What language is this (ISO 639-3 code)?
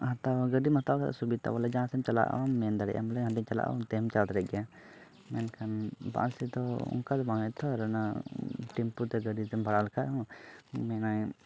sat